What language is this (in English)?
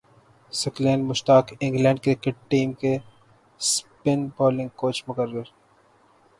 Urdu